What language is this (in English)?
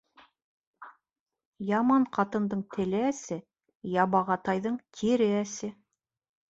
Bashkir